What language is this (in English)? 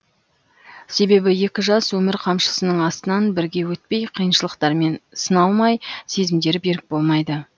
Kazakh